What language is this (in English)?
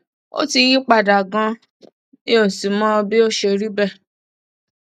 Yoruba